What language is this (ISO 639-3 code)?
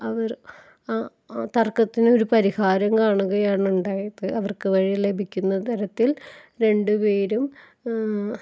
mal